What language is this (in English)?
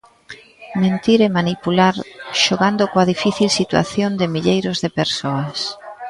Galician